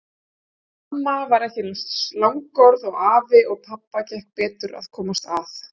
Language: Icelandic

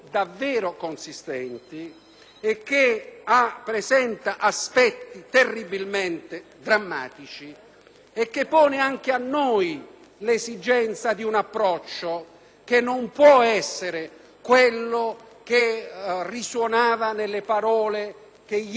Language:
Italian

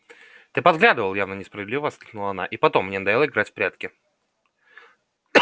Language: Russian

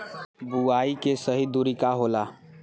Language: Bhojpuri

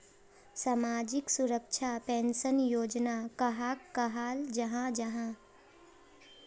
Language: Magahi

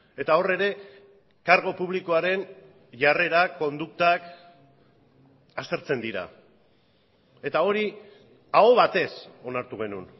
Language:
Basque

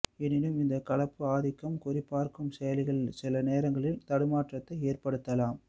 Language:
Tamil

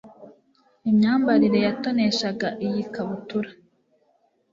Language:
Kinyarwanda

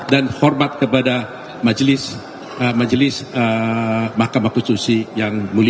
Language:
Indonesian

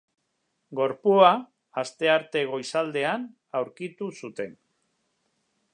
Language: Basque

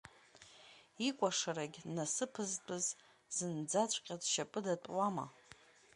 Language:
Abkhazian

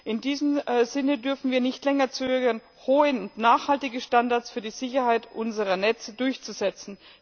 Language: German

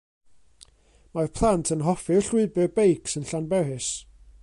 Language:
Welsh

